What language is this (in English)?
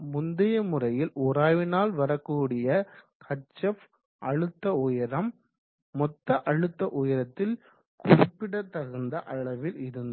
Tamil